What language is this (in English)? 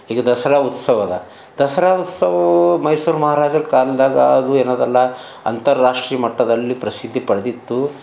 Kannada